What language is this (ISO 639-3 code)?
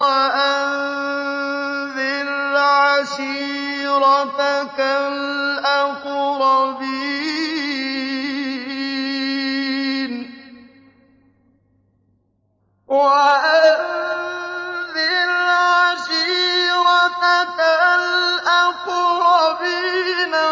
ara